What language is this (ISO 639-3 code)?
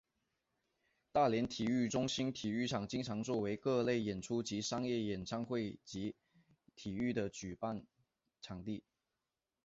zho